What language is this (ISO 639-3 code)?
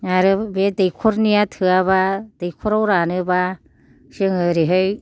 brx